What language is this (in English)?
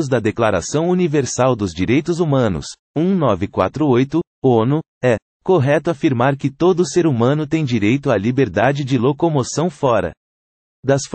Portuguese